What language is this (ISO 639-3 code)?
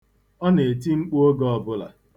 ibo